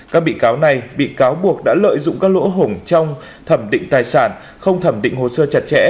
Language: Vietnamese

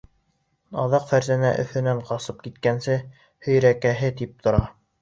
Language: Bashkir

